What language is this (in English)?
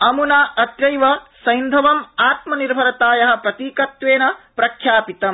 Sanskrit